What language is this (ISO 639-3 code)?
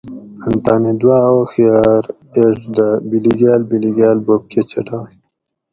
gwc